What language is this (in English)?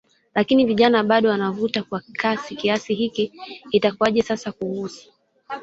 Swahili